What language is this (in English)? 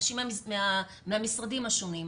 Hebrew